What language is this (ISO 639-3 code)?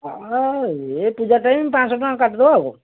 ori